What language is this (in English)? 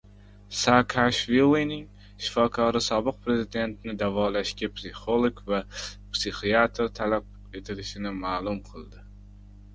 Uzbek